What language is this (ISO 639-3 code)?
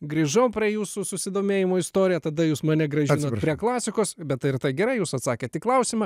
lit